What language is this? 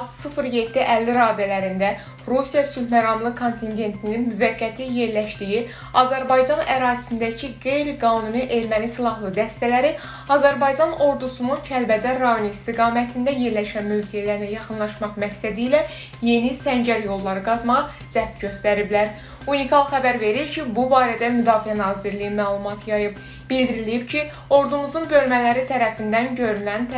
Turkish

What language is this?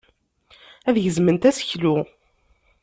Kabyle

